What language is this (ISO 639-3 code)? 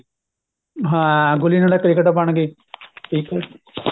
pan